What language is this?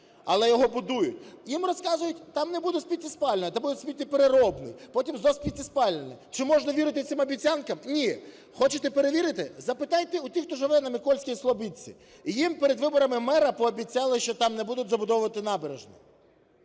Ukrainian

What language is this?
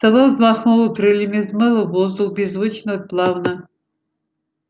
Russian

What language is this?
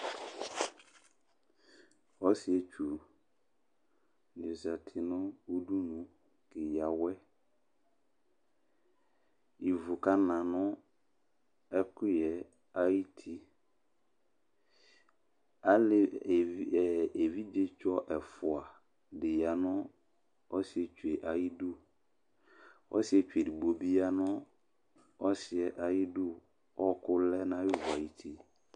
Ikposo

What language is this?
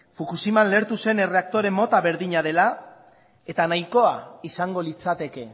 Basque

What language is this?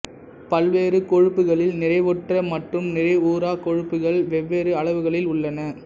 Tamil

